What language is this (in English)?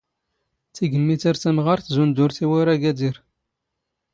Standard Moroccan Tamazight